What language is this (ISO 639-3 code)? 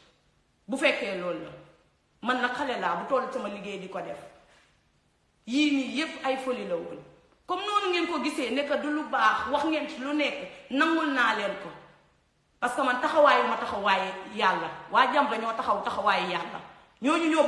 fra